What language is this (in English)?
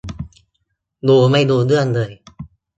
Thai